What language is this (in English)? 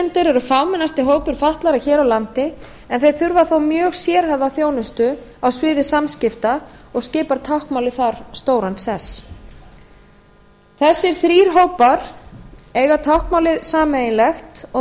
Icelandic